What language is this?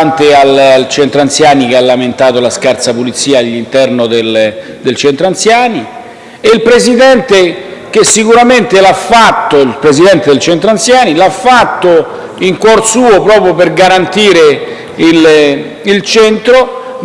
Italian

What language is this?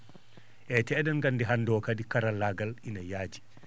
Fula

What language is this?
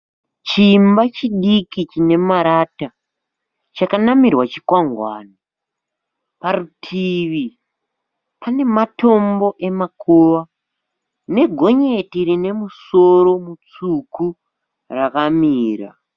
Shona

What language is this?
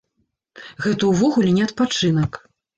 Belarusian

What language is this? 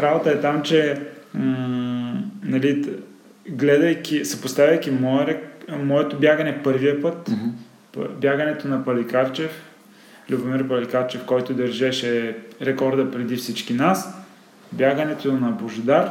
Bulgarian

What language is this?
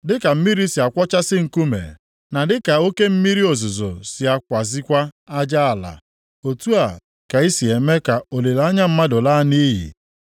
Igbo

